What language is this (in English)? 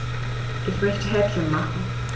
German